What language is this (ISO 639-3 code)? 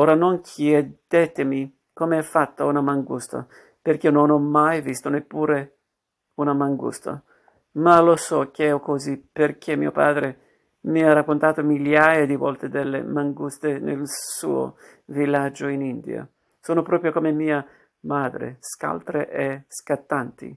ita